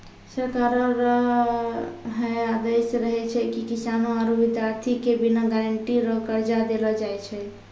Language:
Maithili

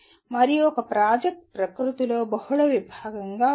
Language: Telugu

